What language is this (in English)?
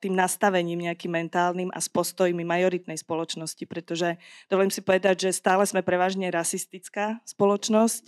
Slovak